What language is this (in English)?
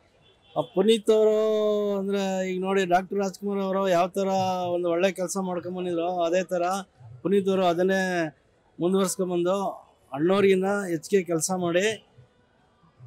Romanian